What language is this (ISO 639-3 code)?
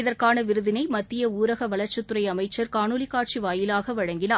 tam